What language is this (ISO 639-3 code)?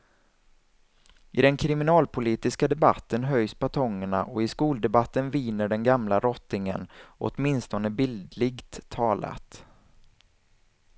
swe